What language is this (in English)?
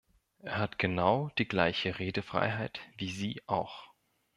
German